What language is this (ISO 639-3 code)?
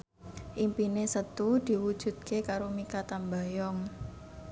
jav